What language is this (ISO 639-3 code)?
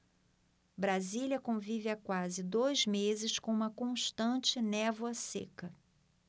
por